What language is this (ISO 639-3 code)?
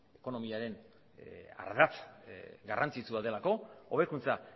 eus